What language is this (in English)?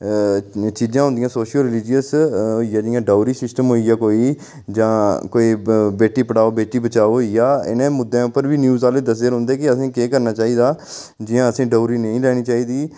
Dogri